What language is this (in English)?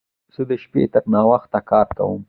Pashto